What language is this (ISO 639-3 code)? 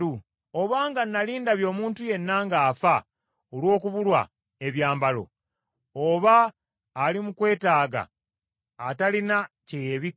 lug